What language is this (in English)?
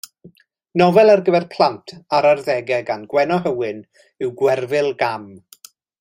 Welsh